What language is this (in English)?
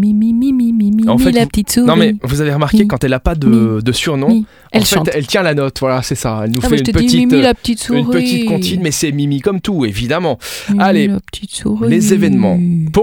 French